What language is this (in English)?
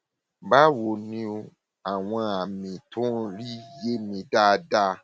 Yoruba